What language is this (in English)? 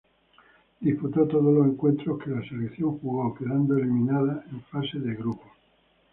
Spanish